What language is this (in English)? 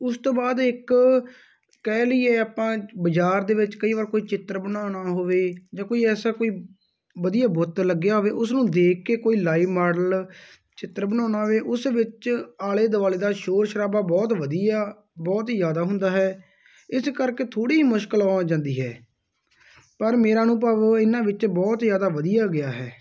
Punjabi